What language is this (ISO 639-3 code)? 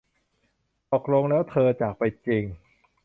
tha